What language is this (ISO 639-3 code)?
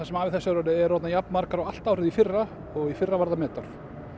isl